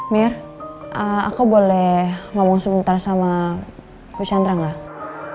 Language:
Indonesian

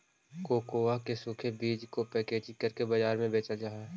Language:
Magahi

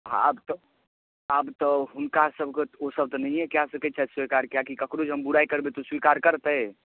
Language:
Maithili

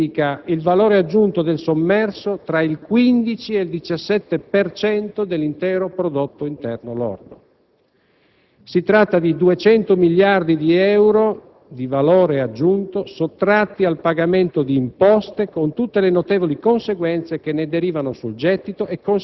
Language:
Italian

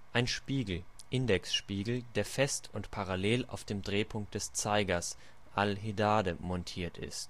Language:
German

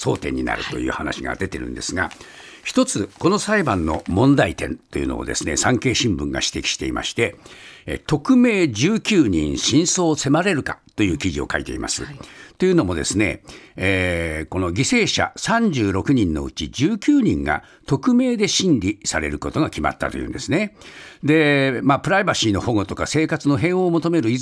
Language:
Japanese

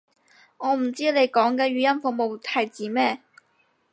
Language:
Cantonese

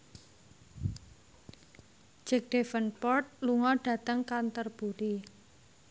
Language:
Javanese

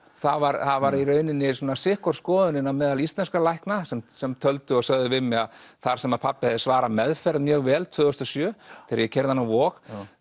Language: Icelandic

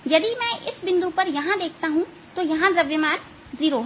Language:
Hindi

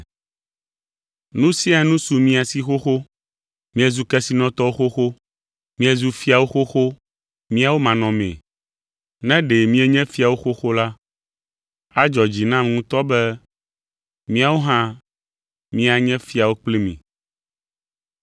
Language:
Ewe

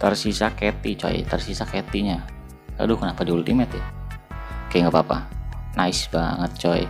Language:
Indonesian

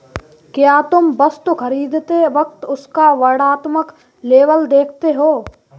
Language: Hindi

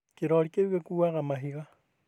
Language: Kikuyu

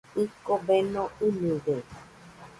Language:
Nüpode Huitoto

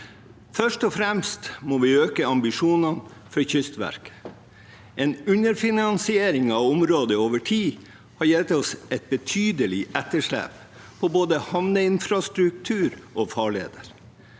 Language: Norwegian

